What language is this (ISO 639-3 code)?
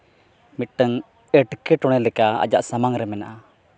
sat